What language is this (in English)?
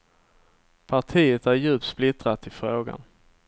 Swedish